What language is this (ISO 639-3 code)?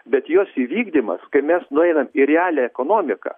lit